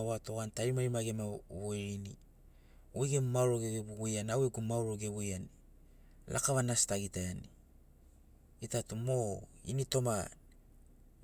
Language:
Sinaugoro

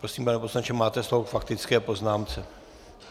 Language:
Czech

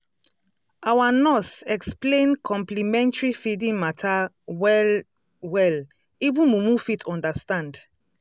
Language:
Nigerian Pidgin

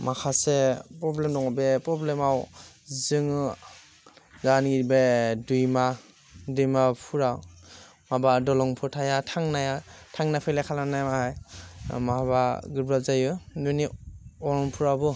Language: Bodo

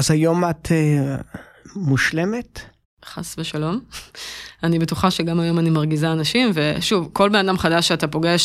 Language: Hebrew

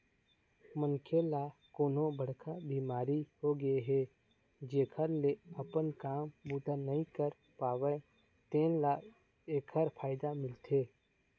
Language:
Chhattisgarhi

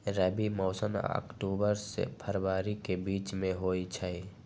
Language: Magahi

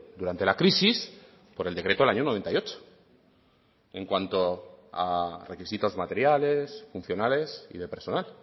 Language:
Spanish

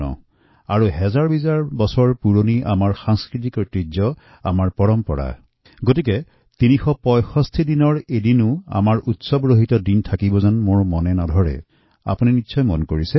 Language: Assamese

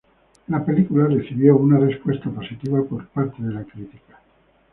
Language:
Spanish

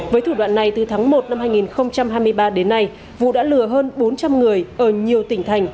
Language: Vietnamese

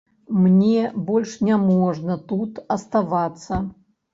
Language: Belarusian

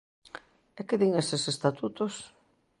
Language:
Galician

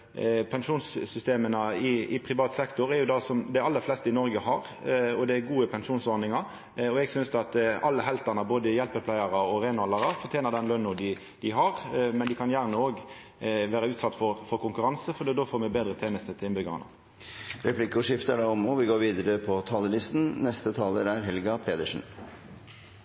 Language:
Norwegian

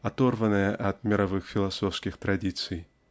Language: Russian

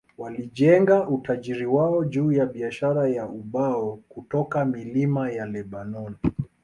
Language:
Swahili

